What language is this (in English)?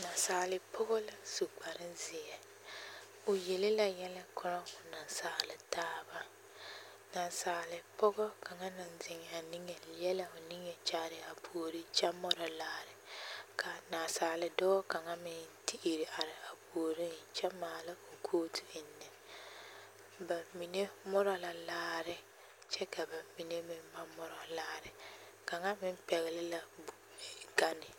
Southern Dagaare